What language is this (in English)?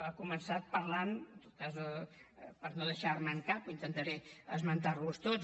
Catalan